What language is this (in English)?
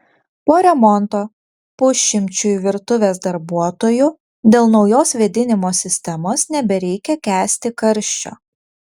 Lithuanian